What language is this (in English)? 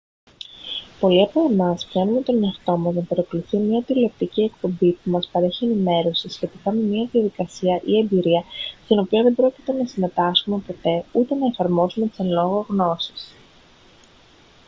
Greek